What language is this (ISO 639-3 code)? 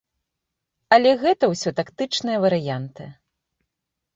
bel